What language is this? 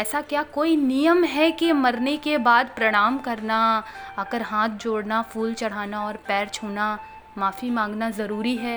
Hindi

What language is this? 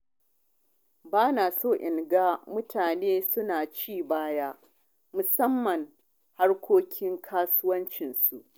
Hausa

